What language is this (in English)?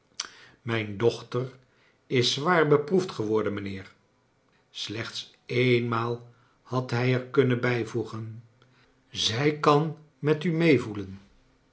Dutch